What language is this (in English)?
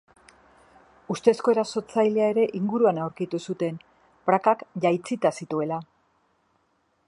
Basque